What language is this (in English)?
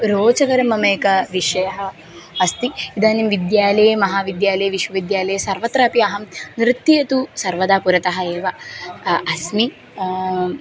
Sanskrit